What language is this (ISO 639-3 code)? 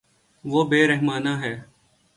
urd